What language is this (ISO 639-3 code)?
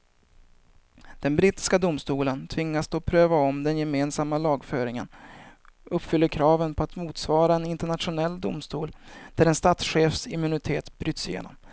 swe